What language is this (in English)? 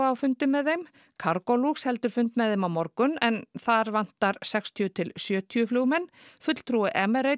Icelandic